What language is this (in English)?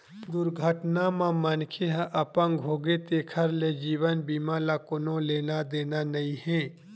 Chhattisgarhi